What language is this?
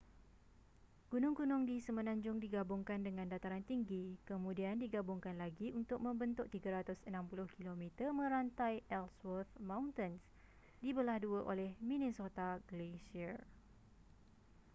Malay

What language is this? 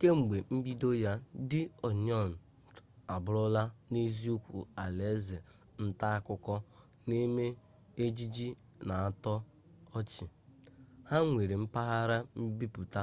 Igbo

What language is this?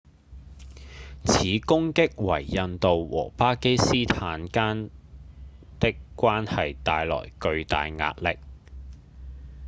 Cantonese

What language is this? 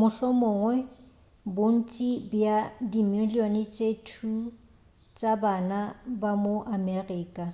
Northern Sotho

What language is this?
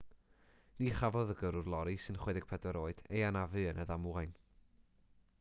Welsh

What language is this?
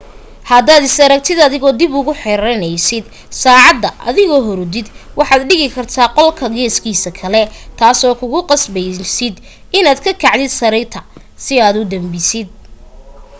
Somali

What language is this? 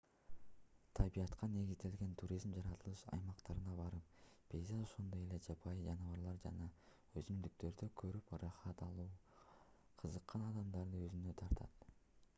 Kyrgyz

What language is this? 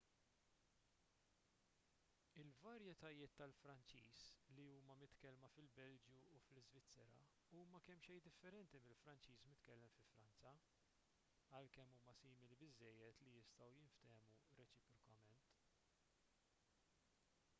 Maltese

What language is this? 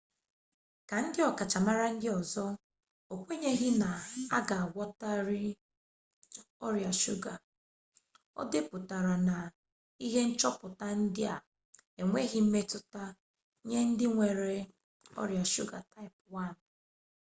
Igbo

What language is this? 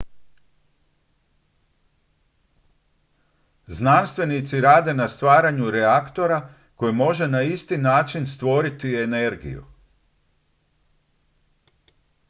Croatian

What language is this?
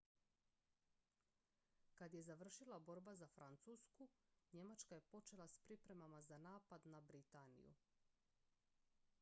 Croatian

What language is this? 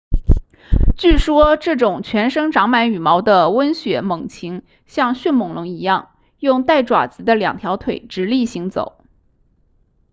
Chinese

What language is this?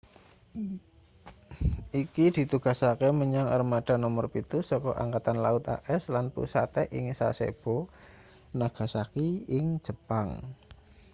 Javanese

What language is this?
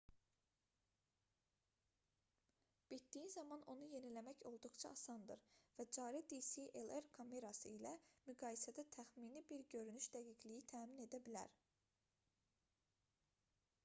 Azerbaijani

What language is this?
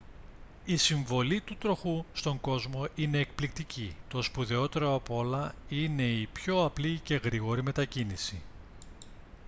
Greek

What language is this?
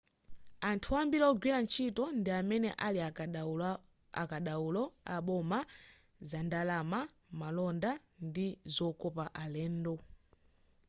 Nyanja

